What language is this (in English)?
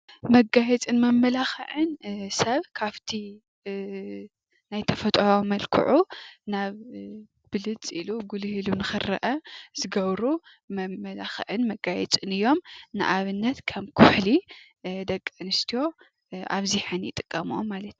Tigrinya